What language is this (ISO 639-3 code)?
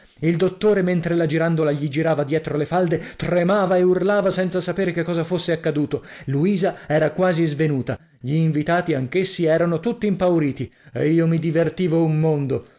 ita